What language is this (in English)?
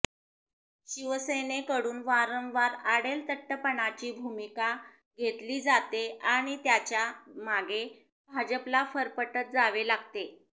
Marathi